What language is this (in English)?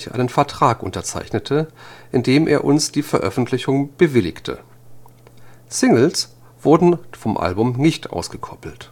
German